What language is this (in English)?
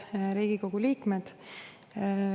Estonian